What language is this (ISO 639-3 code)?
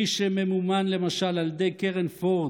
heb